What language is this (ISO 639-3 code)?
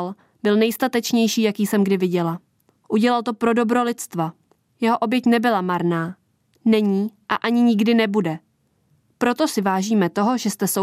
ces